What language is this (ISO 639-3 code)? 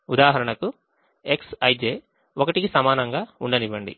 tel